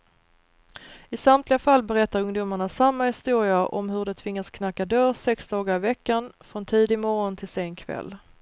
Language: Swedish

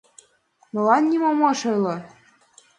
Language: Mari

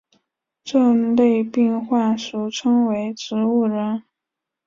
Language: Chinese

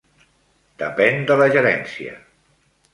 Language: Catalan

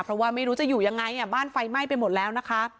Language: Thai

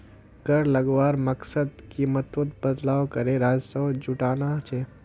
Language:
Magahi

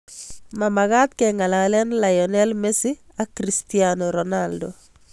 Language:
Kalenjin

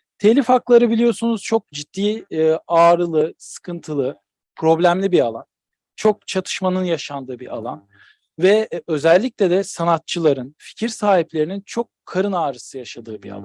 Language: Turkish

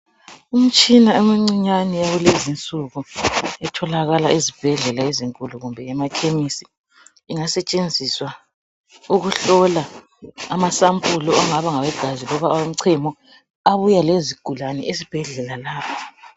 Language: North Ndebele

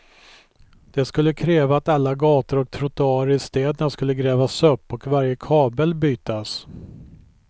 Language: Swedish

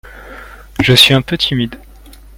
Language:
French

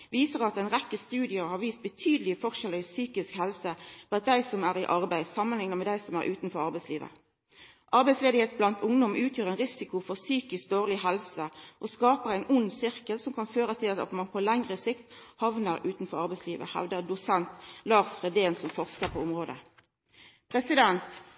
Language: Norwegian Nynorsk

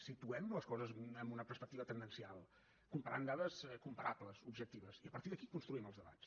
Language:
Catalan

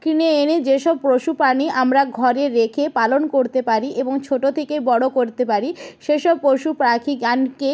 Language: Bangla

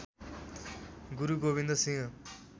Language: Nepali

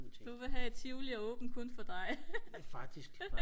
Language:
Danish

